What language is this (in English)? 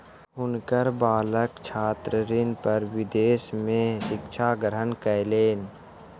Maithili